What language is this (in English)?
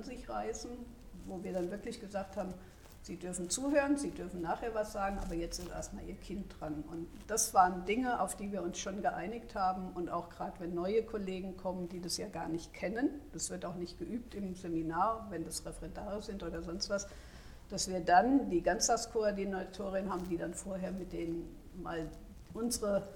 German